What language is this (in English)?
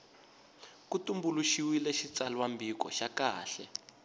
Tsonga